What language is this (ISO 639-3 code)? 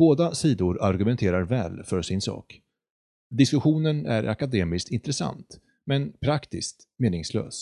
swe